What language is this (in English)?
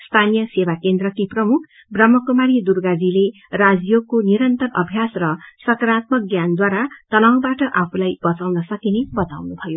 Nepali